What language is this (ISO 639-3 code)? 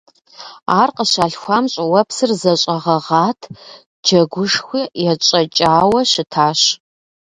kbd